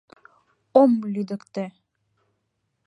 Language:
Mari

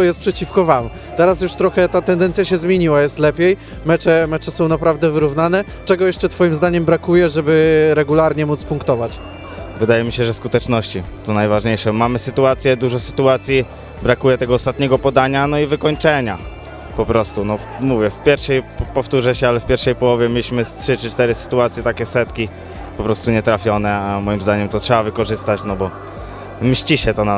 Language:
Polish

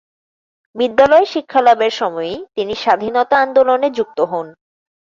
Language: Bangla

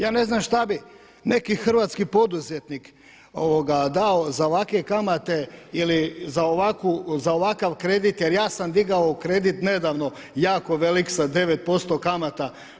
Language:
Croatian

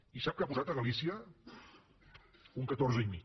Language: Catalan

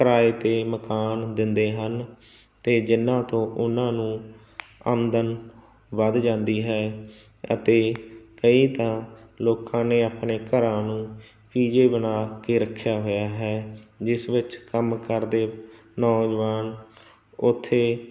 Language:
Punjabi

